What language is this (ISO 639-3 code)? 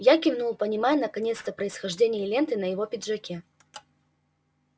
rus